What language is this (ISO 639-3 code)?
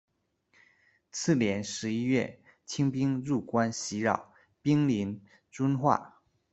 zho